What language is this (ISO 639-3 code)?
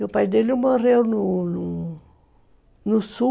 por